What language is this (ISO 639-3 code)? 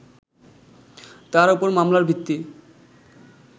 ben